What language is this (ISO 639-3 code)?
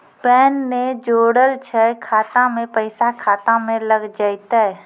mai